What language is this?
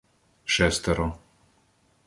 Ukrainian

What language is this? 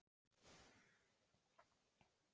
Icelandic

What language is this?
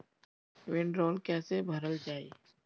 Bhojpuri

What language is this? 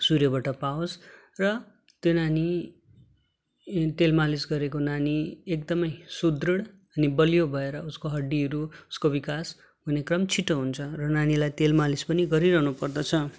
Nepali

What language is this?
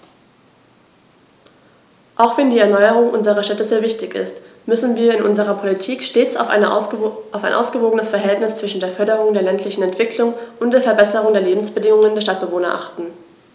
German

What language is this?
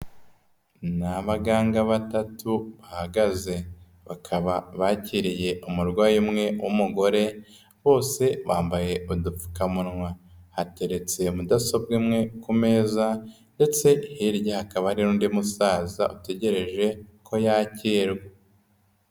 Kinyarwanda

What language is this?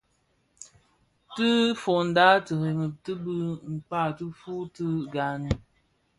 Bafia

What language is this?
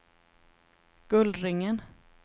Swedish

